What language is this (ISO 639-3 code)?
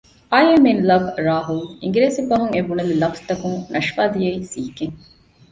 div